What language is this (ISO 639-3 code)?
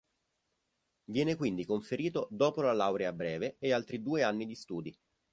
ita